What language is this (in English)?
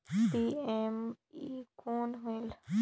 Chhattisgarhi